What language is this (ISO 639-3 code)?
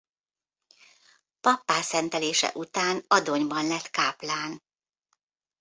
hun